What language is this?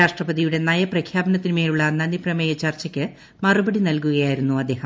Malayalam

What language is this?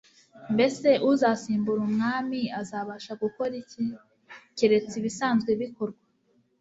Kinyarwanda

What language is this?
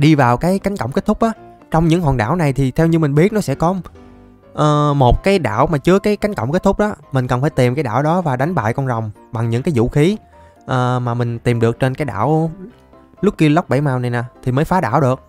Vietnamese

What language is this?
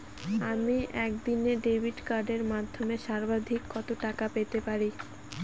Bangla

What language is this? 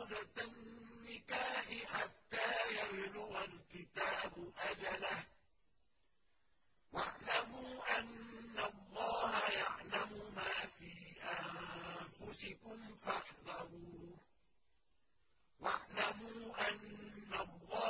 Arabic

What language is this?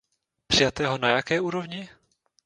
Czech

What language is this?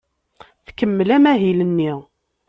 Kabyle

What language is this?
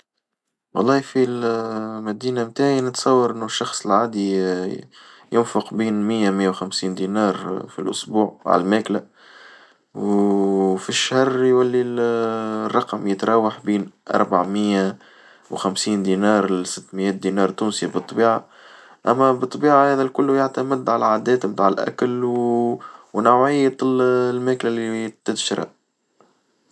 Tunisian Arabic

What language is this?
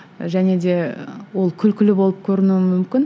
Kazakh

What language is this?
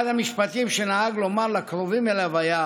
Hebrew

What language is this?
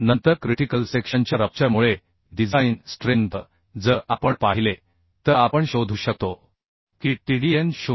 Marathi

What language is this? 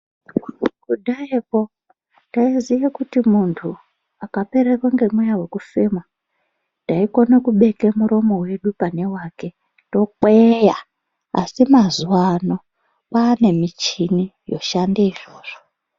Ndau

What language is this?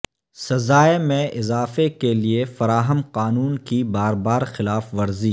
Urdu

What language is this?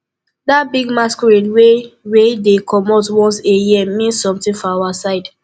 Nigerian Pidgin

